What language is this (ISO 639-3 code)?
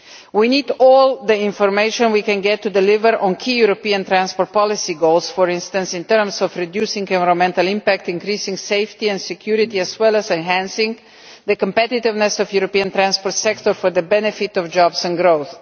eng